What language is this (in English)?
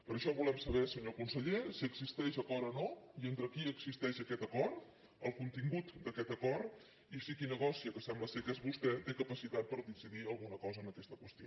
Catalan